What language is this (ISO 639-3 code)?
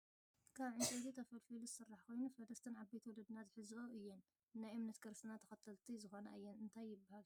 tir